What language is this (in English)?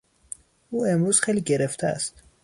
Persian